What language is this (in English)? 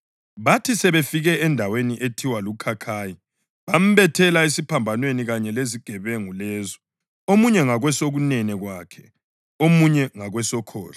North Ndebele